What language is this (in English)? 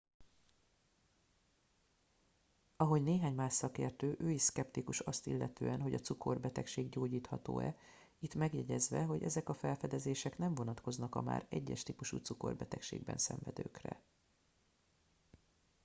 Hungarian